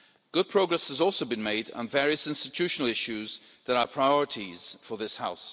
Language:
English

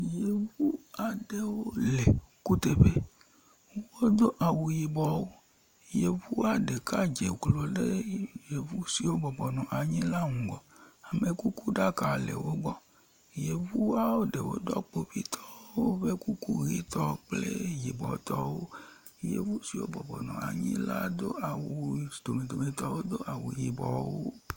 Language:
Ewe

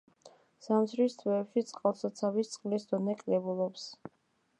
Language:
Georgian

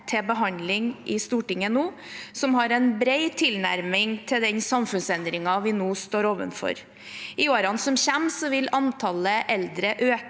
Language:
Norwegian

